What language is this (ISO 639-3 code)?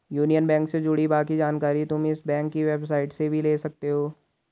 hin